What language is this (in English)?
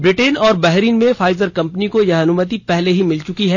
Hindi